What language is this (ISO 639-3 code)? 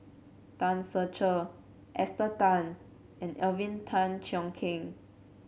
eng